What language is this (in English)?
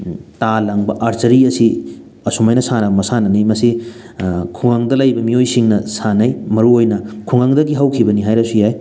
Manipuri